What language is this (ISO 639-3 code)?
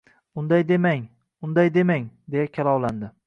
uzb